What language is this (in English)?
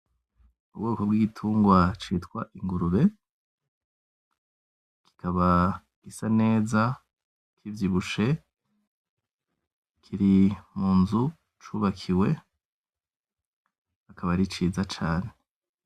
Rundi